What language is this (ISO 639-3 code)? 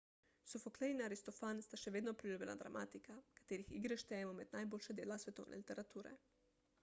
slv